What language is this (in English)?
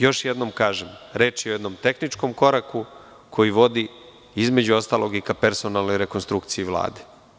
Serbian